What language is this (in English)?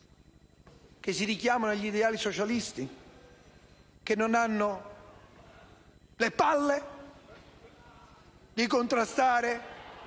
Italian